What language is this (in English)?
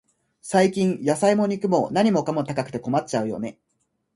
Japanese